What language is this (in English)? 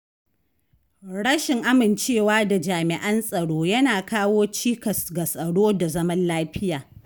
Hausa